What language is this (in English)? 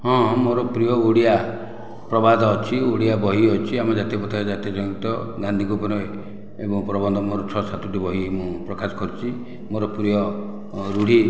Odia